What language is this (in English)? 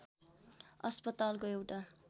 Nepali